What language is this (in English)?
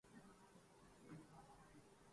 Urdu